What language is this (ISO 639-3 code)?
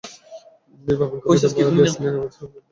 ben